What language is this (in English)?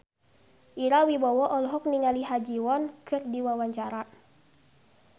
Sundanese